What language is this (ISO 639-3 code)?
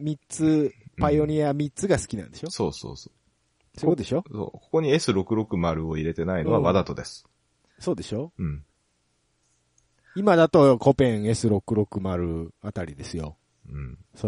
jpn